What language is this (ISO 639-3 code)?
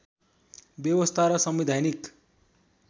nep